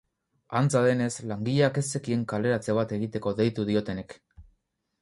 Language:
Basque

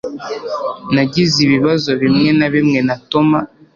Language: Kinyarwanda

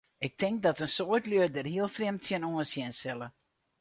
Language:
Western Frisian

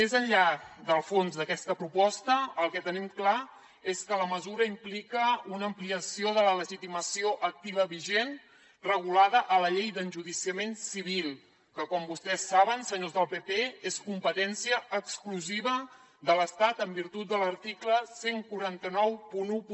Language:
Catalan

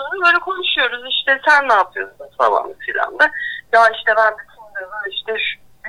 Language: Turkish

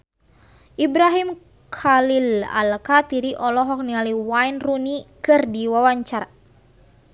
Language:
Sundanese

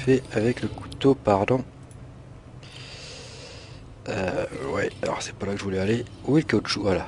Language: French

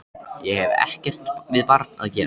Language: Icelandic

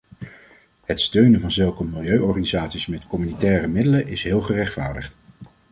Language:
Dutch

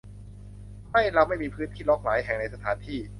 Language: Thai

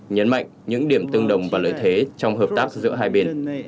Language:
Vietnamese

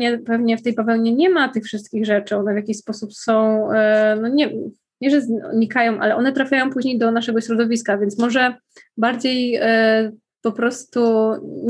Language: Polish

